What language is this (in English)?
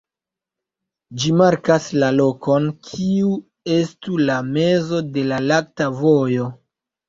Esperanto